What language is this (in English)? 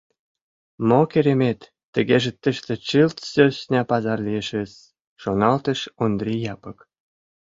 Mari